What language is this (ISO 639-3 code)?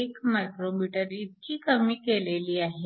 mar